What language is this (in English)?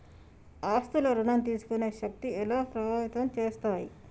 Telugu